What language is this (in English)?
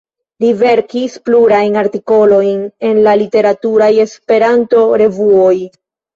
Esperanto